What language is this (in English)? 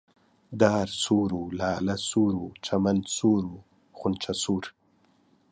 Central Kurdish